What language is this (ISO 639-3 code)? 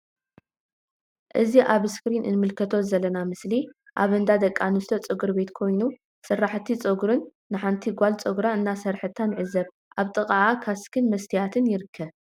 tir